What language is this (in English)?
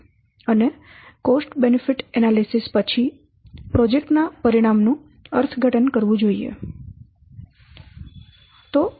Gujarati